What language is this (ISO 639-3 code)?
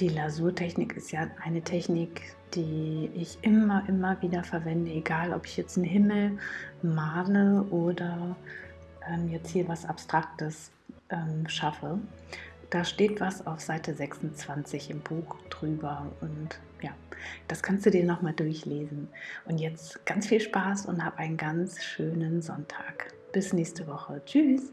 deu